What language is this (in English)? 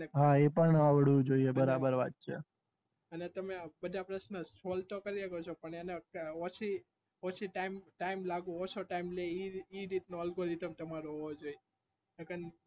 Gujarati